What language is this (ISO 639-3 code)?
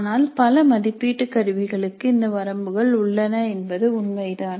tam